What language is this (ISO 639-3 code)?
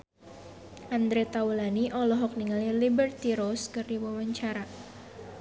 sun